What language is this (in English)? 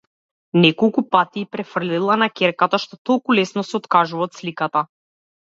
Macedonian